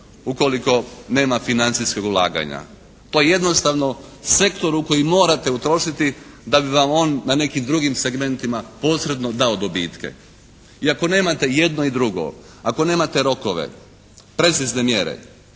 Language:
Croatian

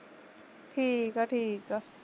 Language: Punjabi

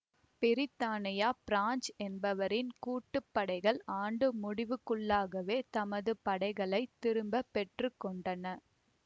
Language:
Tamil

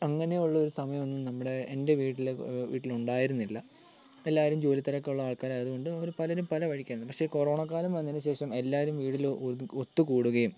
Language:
Malayalam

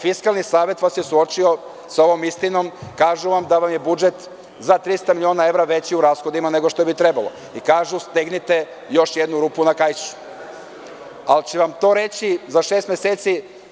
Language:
Serbian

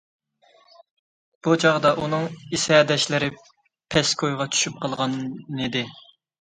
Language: Uyghur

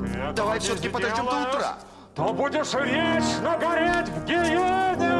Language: Russian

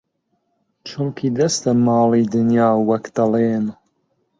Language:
Central Kurdish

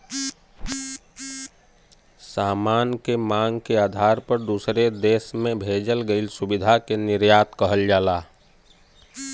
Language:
Bhojpuri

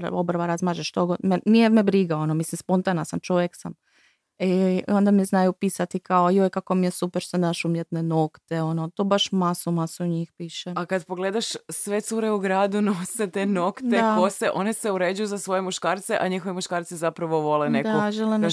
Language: Croatian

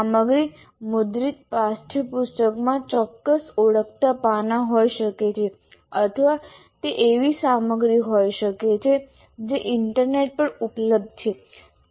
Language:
Gujarati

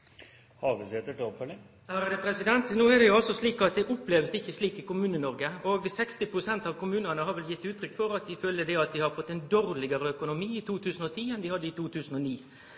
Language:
Norwegian Nynorsk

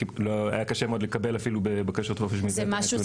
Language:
Hebrew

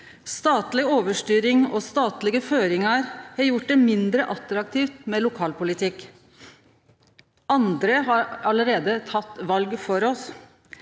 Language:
Norwegian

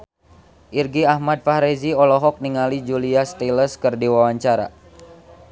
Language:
Sundanese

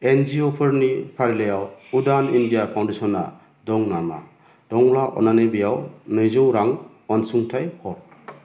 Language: Bodo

